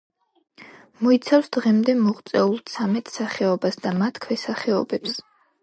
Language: Georgian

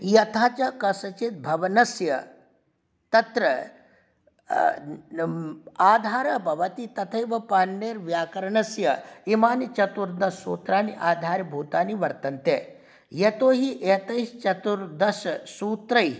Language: Sanskrit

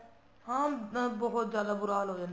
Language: Punjabi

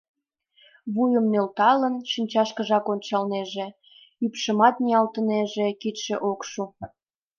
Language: Mari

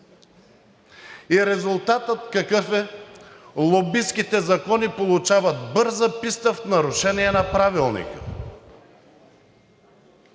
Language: Bulgarian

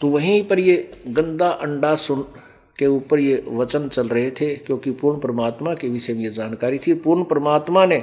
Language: Hindi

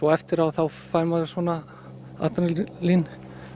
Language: Icelandic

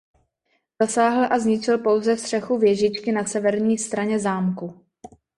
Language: Czech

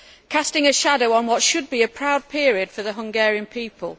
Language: English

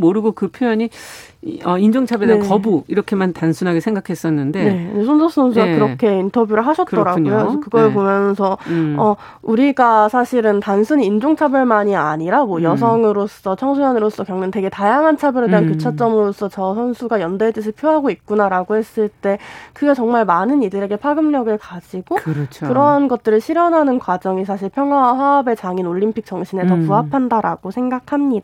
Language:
Korean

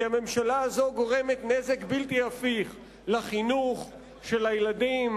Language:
Hebrew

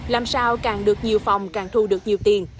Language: Vietnamese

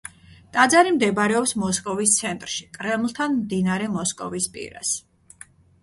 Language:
Georgian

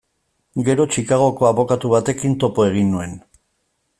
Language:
Basque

